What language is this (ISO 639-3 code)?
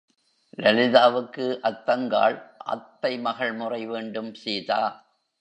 tam